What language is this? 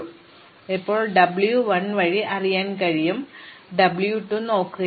Malayalam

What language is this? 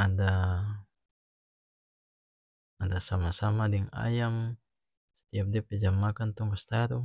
North Moluccan Malay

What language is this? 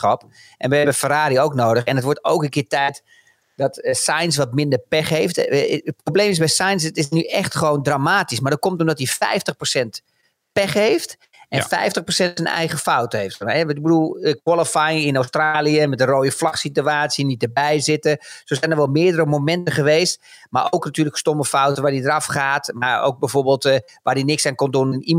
Dutch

